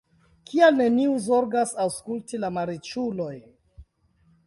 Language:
Esperanto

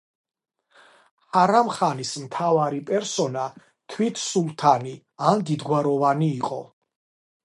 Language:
Georgian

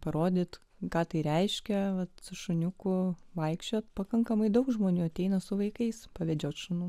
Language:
Lithuanian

